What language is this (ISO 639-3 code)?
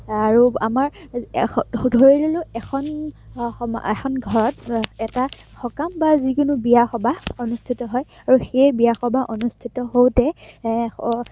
asm